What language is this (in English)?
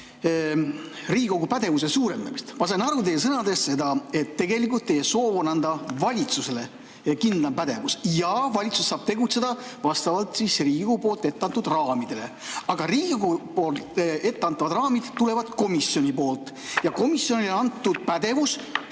Estonian